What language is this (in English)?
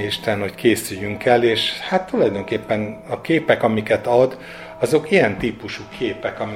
Hungarian